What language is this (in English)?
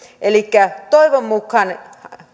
Finnish